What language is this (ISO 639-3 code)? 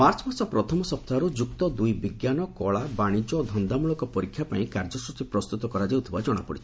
ori